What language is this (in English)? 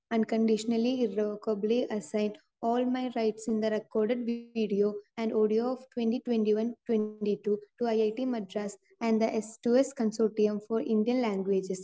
Malayalam